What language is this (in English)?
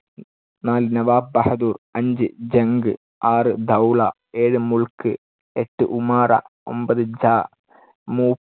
Malayalam